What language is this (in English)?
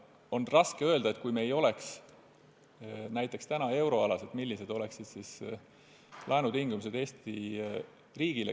Estonian